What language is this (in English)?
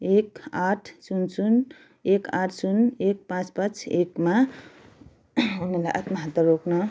Nepali